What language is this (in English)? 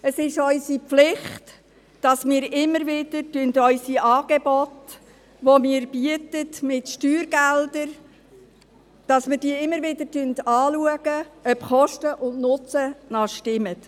Swiss German